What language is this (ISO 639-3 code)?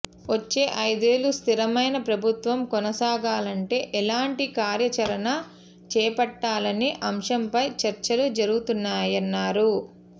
tel